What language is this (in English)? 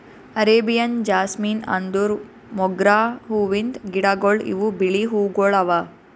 Kannada